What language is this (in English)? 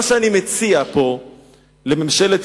Hebrew